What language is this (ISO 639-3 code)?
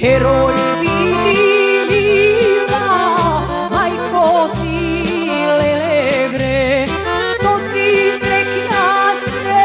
ron